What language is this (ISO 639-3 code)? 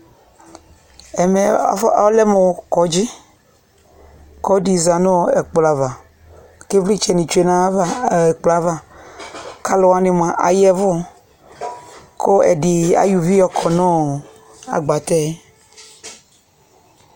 kpo